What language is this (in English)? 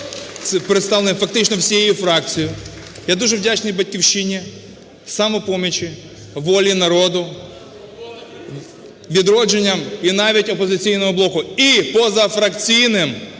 Ukrainian